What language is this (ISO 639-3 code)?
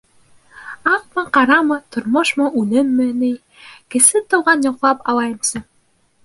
bak